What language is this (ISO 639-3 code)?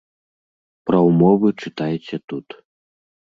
bel